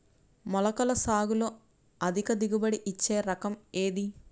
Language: Telugu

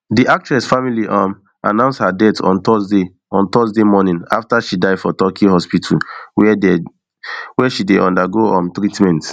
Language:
Nigerian Pidgin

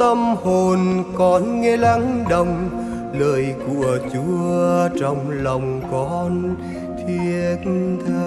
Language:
Vietnamese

